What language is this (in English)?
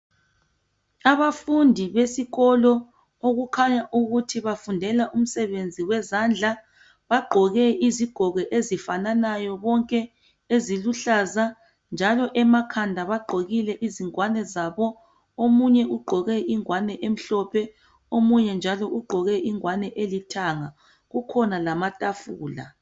North Ndebele